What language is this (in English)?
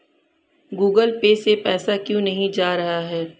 Hindi